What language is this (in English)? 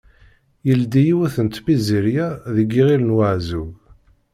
Kabyle